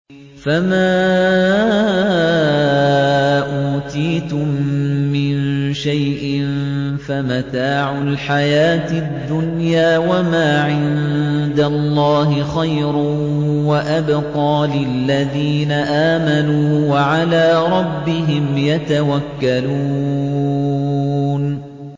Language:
Arabic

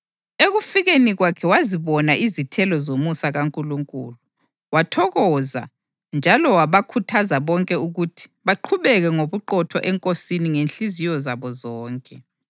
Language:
North Ndebele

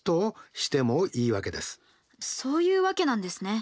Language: Japanese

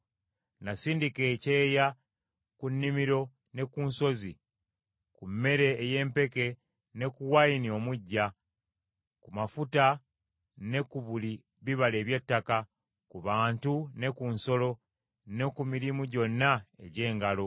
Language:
Ganda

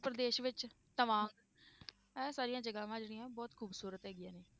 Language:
Punjabi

